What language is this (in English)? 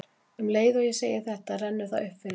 Icelandic